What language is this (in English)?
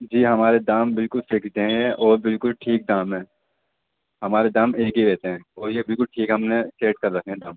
Urdu